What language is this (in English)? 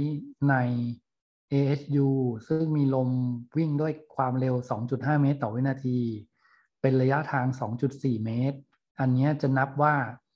Thai